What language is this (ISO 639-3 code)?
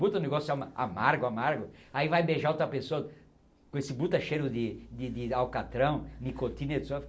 por